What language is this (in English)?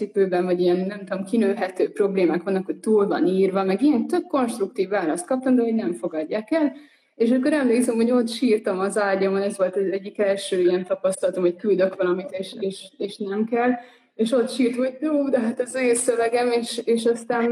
Hungarian